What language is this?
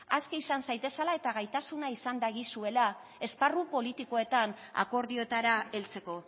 Basque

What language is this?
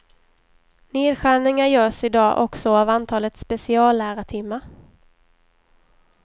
Swedish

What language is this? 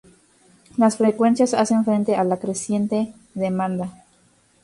Spanish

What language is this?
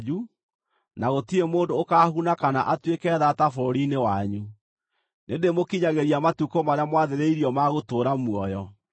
Kikuyu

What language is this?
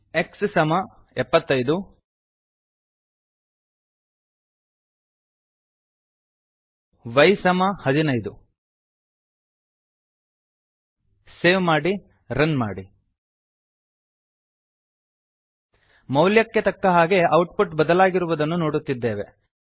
Kannada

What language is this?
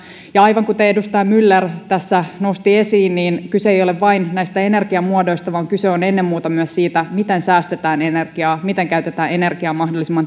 Finnish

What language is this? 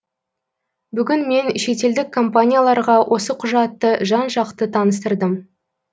Kazakh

